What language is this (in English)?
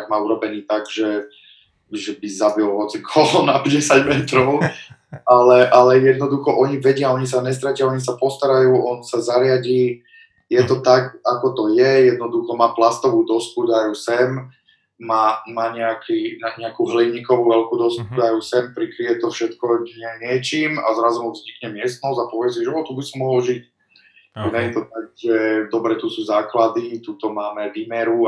Slovak